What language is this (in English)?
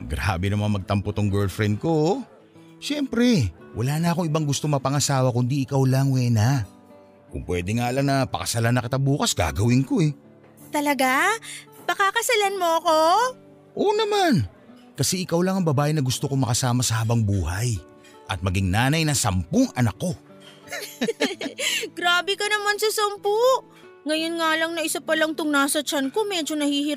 Filipino